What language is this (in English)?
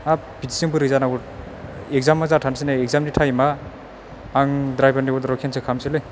Bodo